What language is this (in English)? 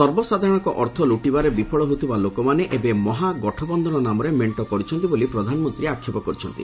Odia